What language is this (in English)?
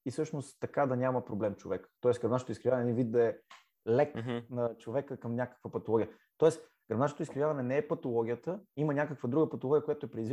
Bulgarian